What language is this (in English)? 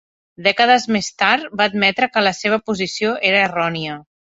Catalan